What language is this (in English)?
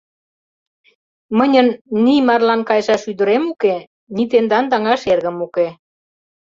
Mari